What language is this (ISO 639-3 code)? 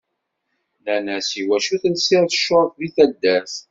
kab